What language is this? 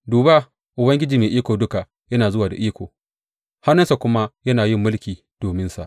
Hausa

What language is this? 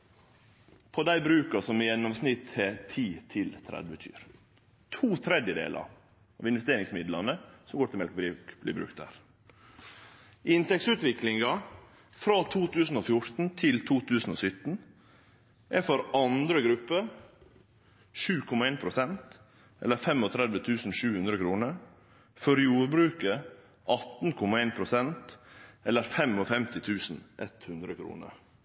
Norwegian Nynorsk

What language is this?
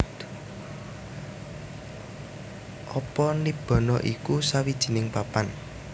Javanese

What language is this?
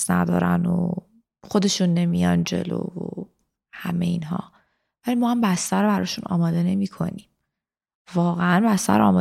Persian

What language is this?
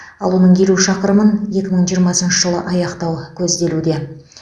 Kazakh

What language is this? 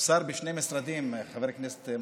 Hebrew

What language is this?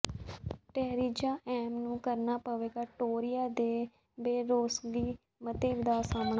Punjabi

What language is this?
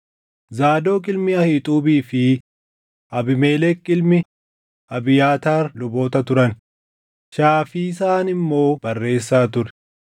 Oromo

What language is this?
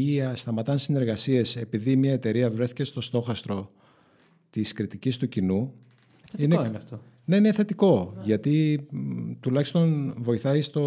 Greek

